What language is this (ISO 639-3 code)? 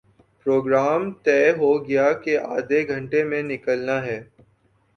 urd